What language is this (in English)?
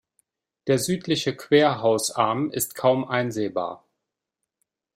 German